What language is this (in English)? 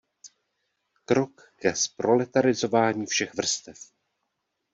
Czech